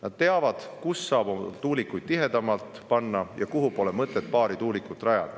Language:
Estonian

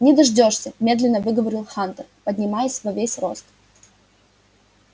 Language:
Russian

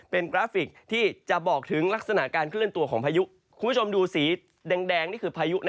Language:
Thai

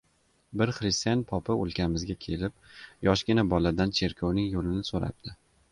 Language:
Uzbek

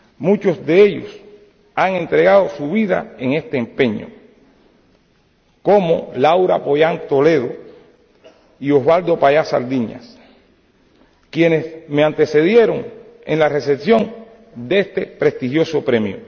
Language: Spanish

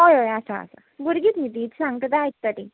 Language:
Konkani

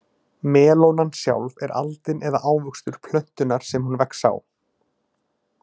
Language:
Icelandic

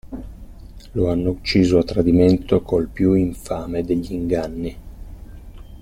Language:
Italian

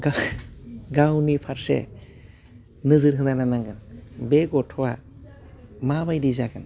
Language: Bodo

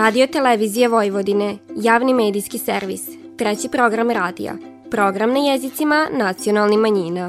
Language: Croatian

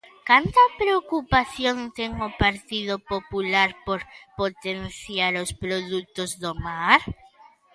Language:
Galician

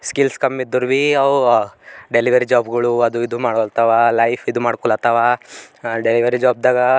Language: Kannada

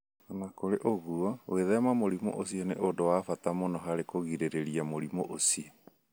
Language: Kikuyu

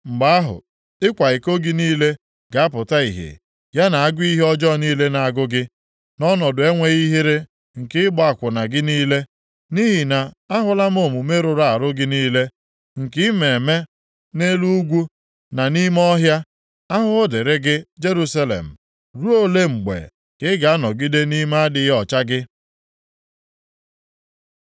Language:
Igbo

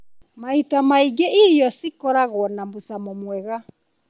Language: Kikuyu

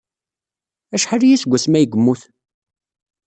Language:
Kabyle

